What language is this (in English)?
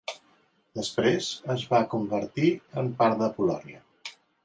Catalan